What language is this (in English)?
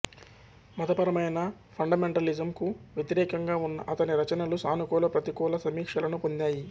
Telugu